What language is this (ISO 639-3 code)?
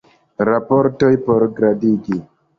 epo